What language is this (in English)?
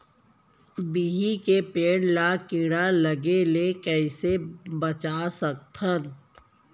Chhattisgarhi